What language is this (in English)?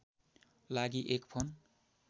Nepali